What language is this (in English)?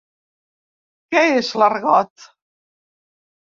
Catalan